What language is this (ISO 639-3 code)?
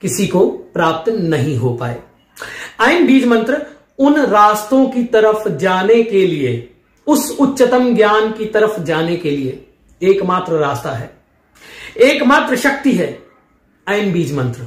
hin